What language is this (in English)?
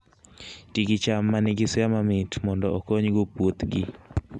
Luo (Kenya and Tanzania)